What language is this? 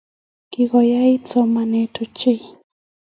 Kalenjin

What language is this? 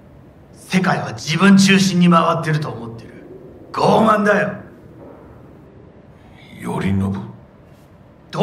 Polish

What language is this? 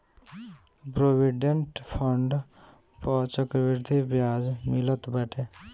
Bhojpuri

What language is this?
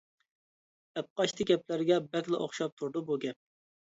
Uyghur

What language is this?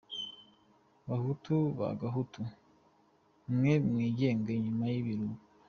Kinyarwanda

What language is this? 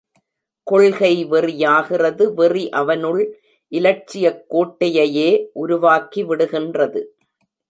Tamil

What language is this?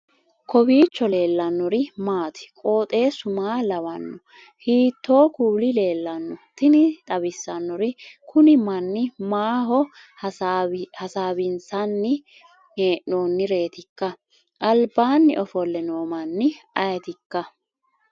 Sidamo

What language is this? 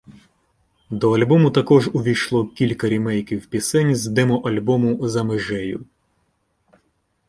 Ukrainian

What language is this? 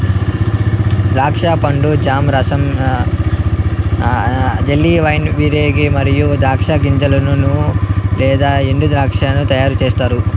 Telugu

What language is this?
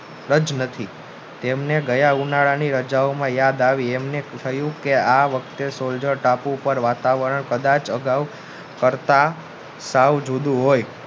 Gujarati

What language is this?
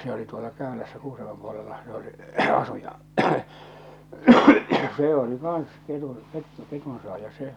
Finnish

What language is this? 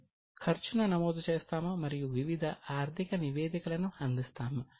Telugu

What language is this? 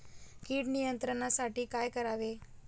Marathi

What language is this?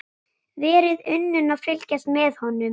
Icelandic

